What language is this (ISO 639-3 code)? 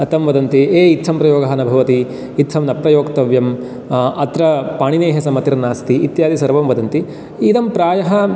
san